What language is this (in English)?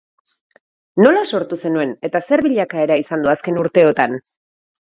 Basque